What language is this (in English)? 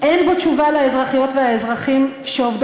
Hebrew